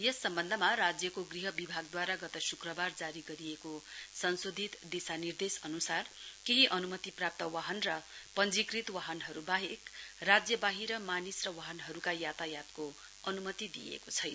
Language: Nepali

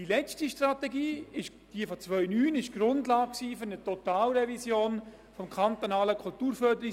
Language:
Swiss German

